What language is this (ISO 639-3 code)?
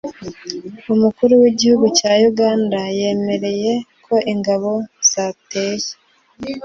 kin